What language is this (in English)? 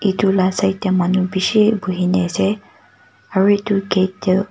Naga Pidgin